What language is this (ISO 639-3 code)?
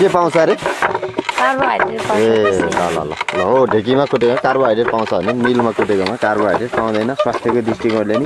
tur